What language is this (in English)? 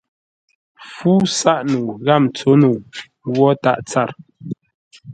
Ngombale